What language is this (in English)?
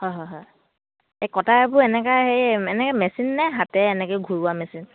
Assamese